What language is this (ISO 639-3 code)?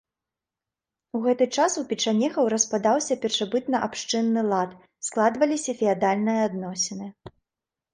bel